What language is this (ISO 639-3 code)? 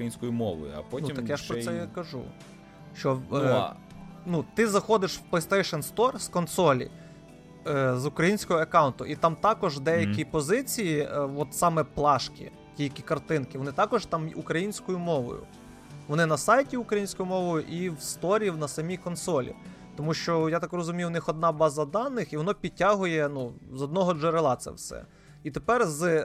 ukr